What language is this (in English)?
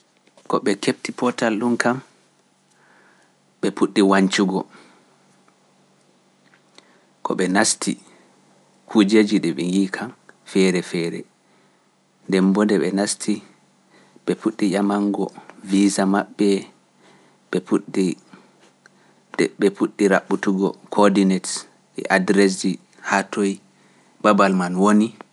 Pular